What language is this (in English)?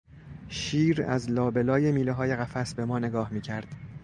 Persian